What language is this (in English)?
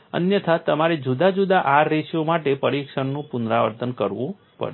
Gujarati